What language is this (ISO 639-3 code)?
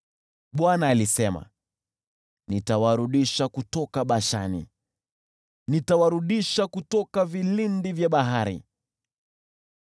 swa